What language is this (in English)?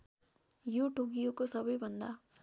Nepali